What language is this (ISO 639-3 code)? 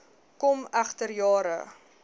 afr